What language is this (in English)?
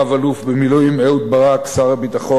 Hebrew